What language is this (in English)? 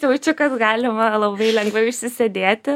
Lithuanian